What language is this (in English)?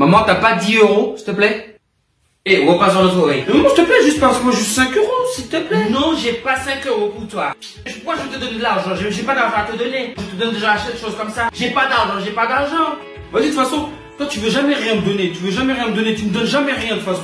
French